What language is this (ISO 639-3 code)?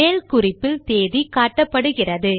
tam